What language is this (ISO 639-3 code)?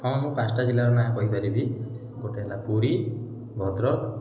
ori